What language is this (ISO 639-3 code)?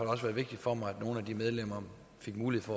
dan